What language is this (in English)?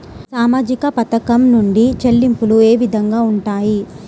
Telugu